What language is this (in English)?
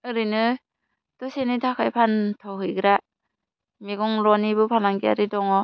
Bodo